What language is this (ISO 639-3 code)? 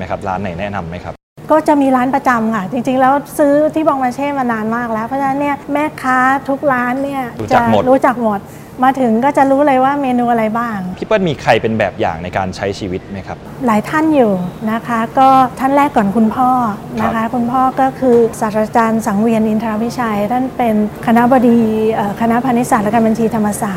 tha